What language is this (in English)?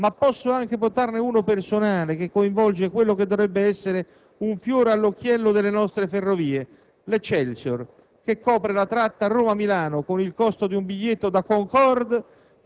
Italian